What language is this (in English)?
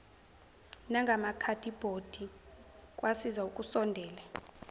Zulu